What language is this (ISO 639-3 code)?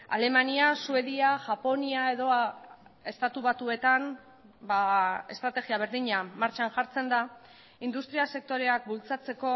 eus